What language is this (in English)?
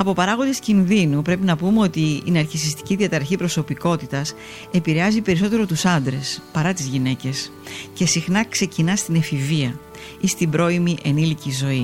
Greek